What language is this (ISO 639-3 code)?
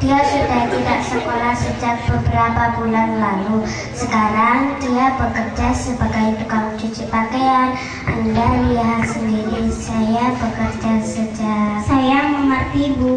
ind